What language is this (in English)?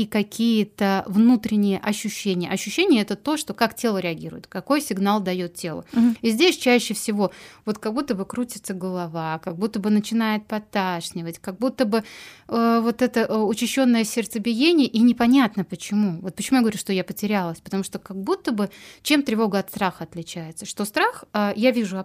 Russian